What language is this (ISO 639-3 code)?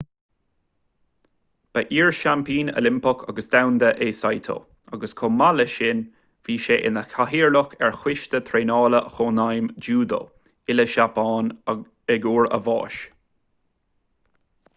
gle